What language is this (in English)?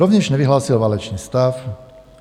Czech